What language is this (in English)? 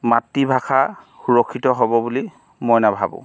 Assamese